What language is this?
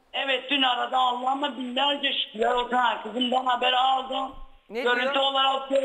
Turkish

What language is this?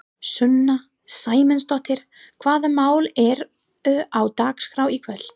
Icelandic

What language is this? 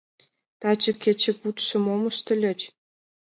Mari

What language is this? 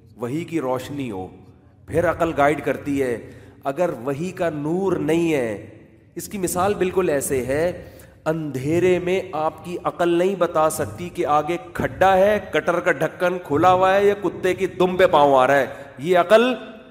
Urdu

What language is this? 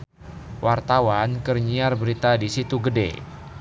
Sundanese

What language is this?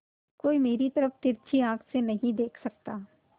Hindi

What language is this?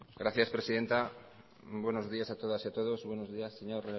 Spanish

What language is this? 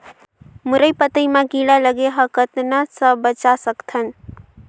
Chhattisgarhi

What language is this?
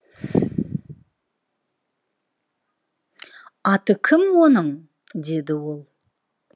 Kazakh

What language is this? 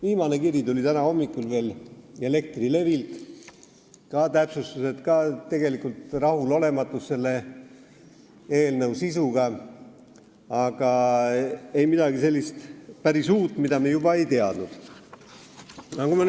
Estonian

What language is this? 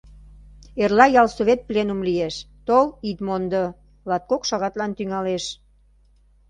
Mari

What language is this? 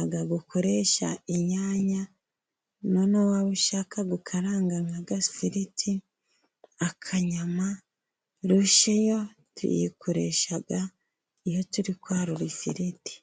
Kinyarwanda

